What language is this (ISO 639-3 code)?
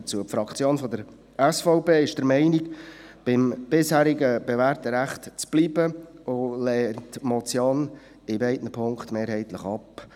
gsw